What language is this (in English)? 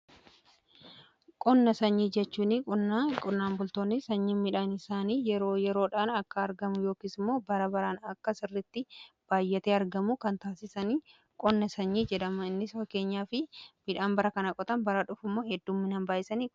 Oromo